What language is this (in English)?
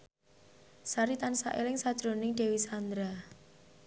Javanese